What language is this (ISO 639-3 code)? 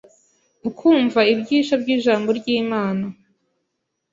kin